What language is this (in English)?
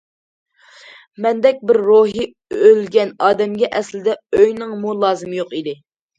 Uyghur